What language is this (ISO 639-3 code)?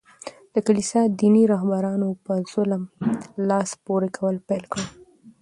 pus